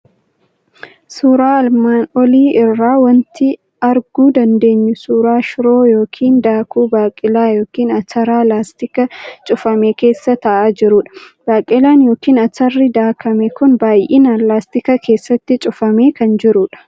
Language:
Oromo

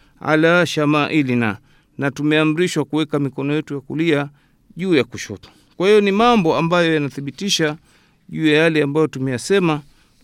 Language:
Swahili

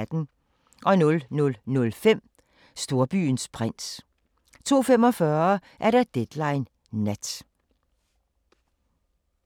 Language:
Danish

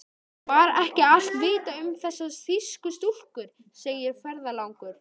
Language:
Icelandic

